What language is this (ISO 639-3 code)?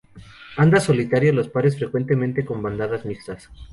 spa